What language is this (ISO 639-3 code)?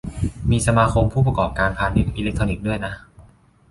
tha